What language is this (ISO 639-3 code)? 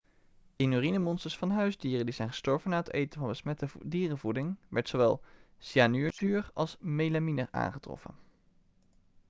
nld